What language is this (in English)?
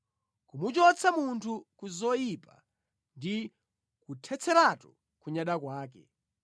Nyanja